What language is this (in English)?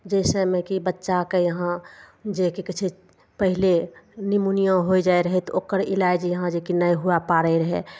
Maithili